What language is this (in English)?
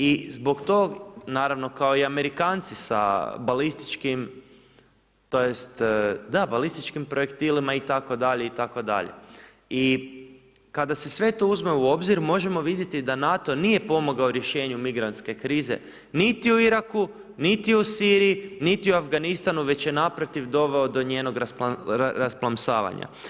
Croatian